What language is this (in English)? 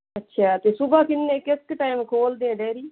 Punjabi